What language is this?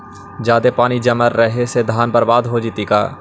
Magahi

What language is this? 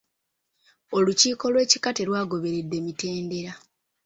Ganda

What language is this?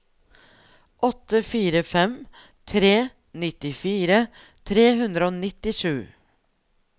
Norwegian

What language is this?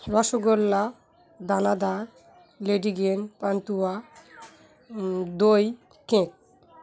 Bangla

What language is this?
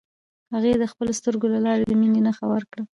Pashto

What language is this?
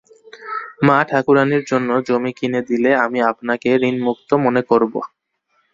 Bangla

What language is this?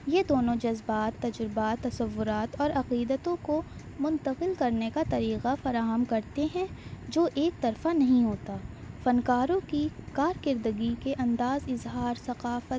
Urdu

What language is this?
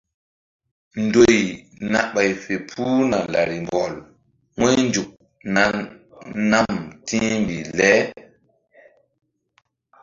Mbum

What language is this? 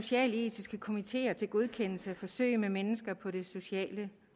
Danish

